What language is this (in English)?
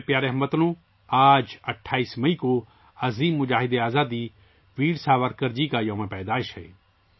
Urdu